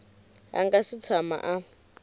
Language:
Tsonga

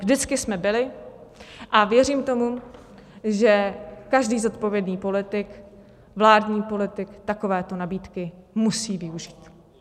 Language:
Czech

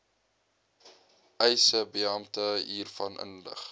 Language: Afrikaans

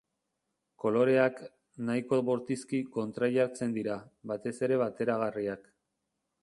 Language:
Basque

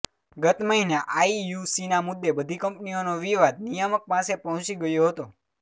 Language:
Gujarati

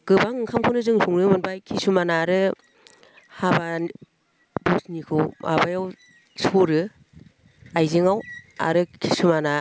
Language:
Bodo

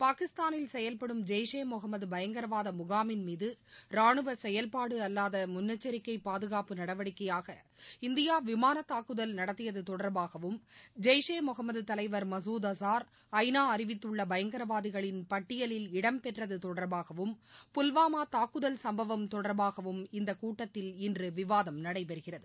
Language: Tamil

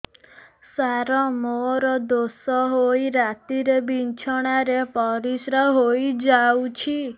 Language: Odia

